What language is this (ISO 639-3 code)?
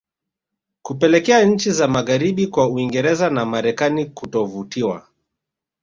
swa